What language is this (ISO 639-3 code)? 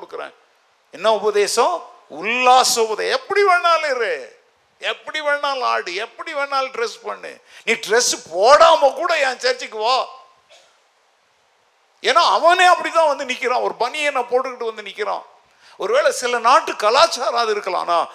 tam